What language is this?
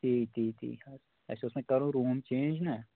Kashmiri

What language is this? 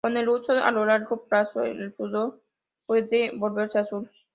Spanish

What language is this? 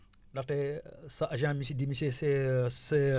Wolof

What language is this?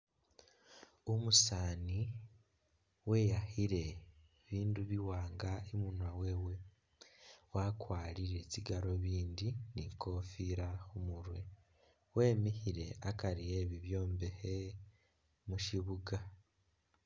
Masaaba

